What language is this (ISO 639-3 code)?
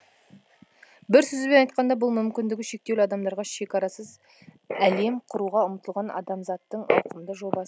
kaz